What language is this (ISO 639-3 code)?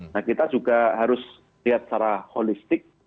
ind